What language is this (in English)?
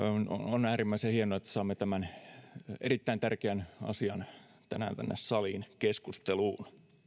Finnish